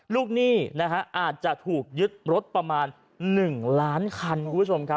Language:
Thai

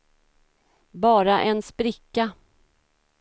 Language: Swedish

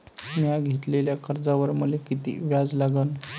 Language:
Marathi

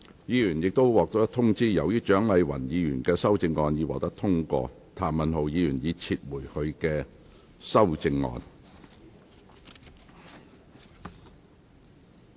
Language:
Cantonese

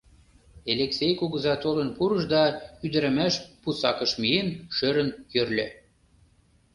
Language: Mari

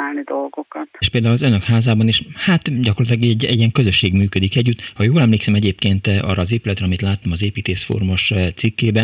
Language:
Hungarian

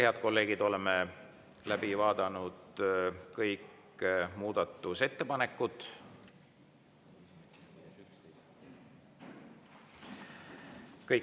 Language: Estonian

